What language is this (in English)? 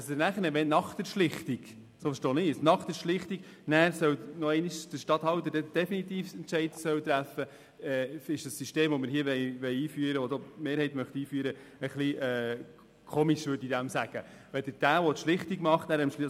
Swiss German